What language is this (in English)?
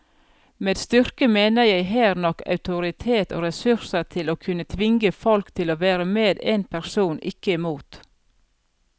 Norwegian